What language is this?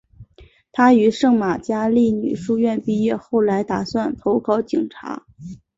Chinese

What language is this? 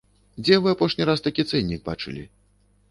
Belarusian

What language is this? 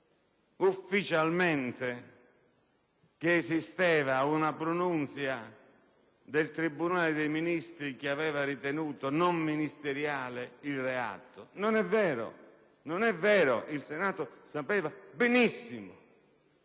Italian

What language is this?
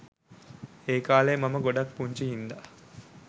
Sinhala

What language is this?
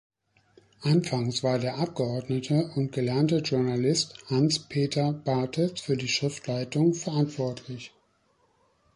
German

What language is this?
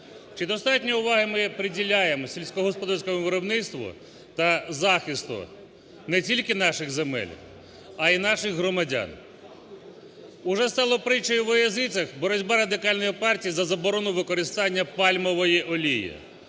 Ukrainian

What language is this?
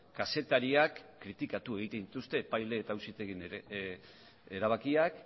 Basque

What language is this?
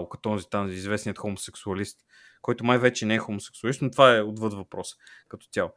Bulgarian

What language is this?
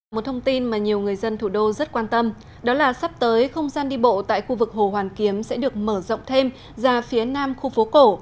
Vietnamese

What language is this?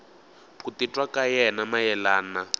Tsonga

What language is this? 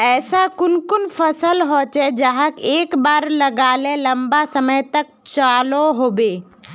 Magahi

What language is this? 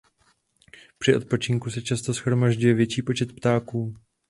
Czech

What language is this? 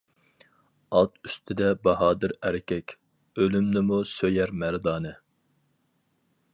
Uyghur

